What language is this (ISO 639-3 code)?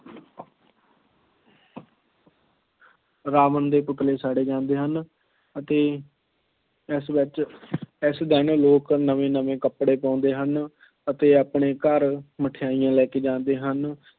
pan